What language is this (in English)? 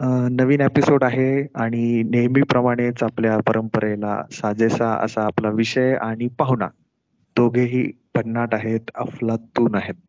Marathi